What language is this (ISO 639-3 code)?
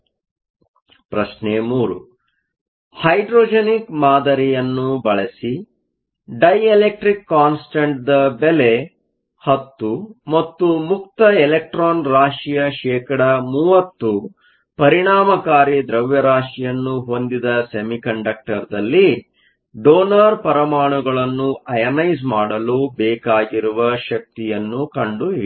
kan